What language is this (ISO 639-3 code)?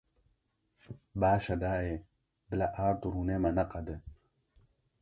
kur